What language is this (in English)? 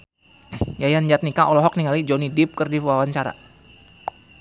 Sundanese